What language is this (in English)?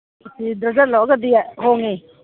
Manipuri